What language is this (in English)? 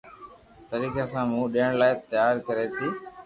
Loarki